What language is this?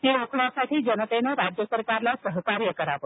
Marathi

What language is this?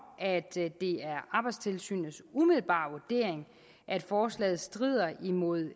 Danish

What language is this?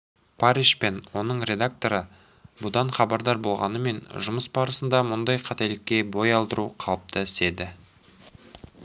Kazakh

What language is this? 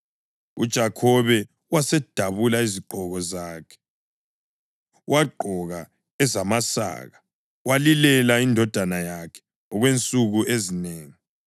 North Ndebele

